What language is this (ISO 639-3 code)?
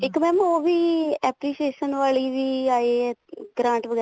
pan